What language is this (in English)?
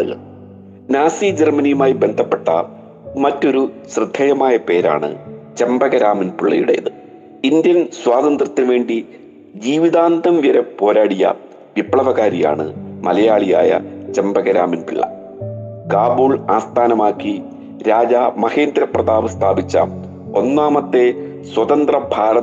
Malayalam